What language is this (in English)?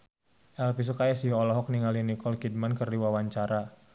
Sundanese